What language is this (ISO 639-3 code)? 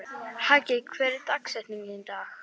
isl